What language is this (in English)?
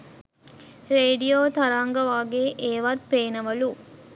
Sinhala